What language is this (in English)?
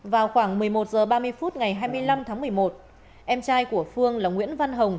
Vietnamese